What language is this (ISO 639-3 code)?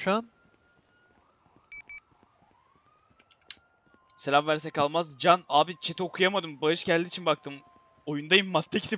tur